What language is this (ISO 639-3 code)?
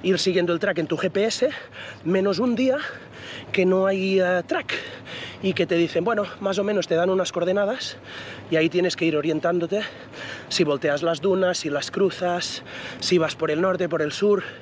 spa